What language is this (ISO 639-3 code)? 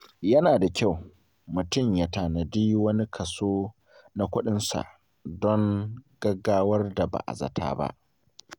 hau